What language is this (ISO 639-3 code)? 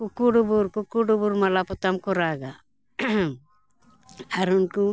sat